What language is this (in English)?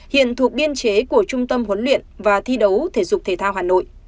Vietnamese